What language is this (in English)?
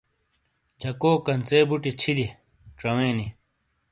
Shina